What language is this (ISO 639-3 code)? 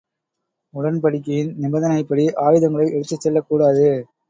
tam